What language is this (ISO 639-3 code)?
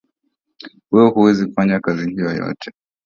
swa